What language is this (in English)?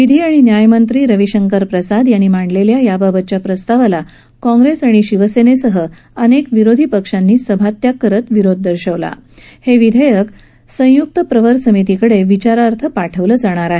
Marathi